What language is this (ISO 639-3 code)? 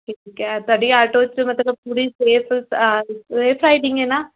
pan